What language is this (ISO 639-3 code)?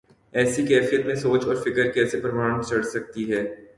urd